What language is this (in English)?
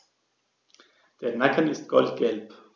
German